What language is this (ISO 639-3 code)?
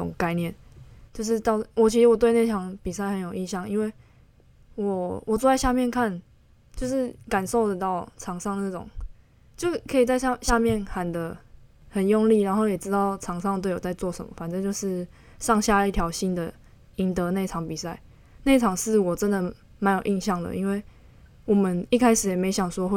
zho